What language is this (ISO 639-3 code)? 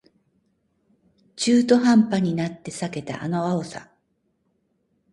jpn